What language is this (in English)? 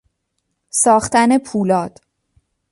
Persian